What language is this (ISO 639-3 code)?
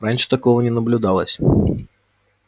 rus